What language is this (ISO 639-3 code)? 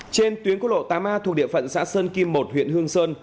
vie